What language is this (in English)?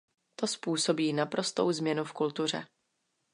Czech